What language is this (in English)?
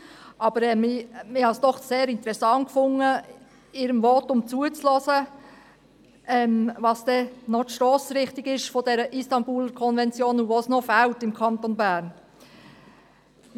Swiss German